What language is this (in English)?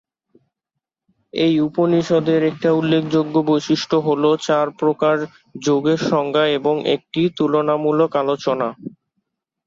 Bangla